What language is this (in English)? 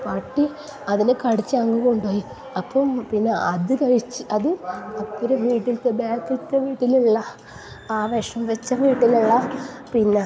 Malayalam